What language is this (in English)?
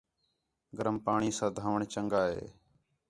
Khetrani